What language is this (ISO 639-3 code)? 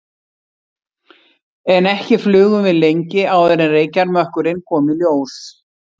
isl